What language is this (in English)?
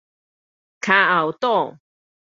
Min Nan Chinese